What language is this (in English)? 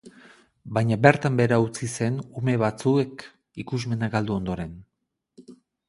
Basque